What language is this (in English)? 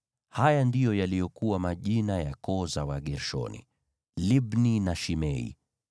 Swahili